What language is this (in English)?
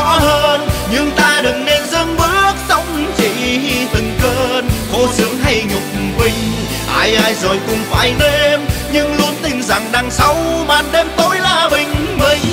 Vietnamese